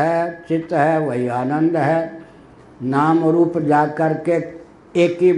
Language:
Hindi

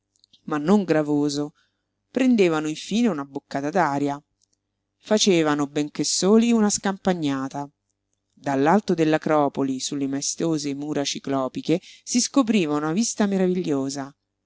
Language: Italian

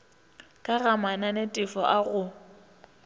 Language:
Northern Sotho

